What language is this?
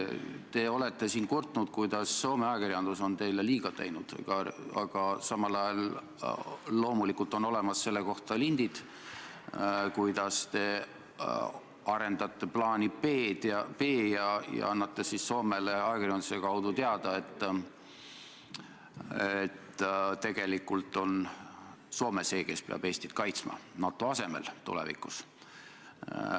Estonian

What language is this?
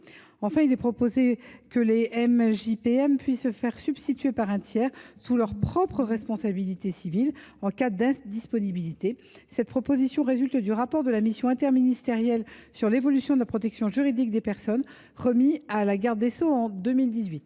French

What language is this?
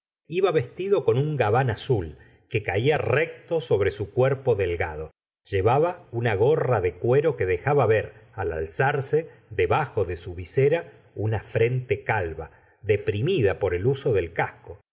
Spanish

